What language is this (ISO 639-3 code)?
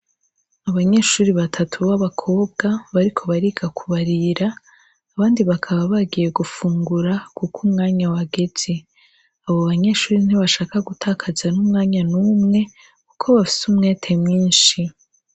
run